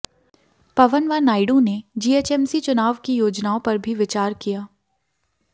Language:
Hindi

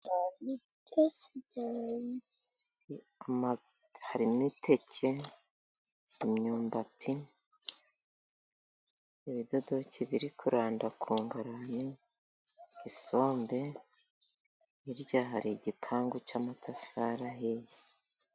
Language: Kinyarwanda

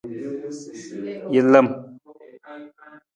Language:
Nawdm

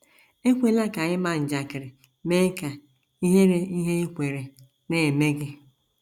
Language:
Igbo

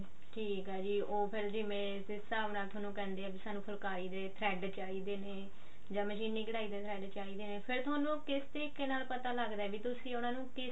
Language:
Punjabi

